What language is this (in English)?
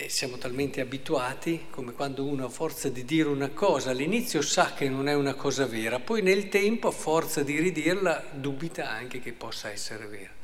Italian